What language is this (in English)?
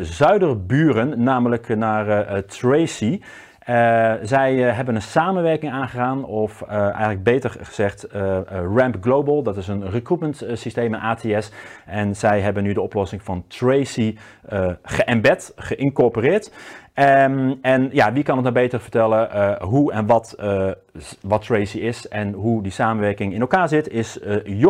Dutch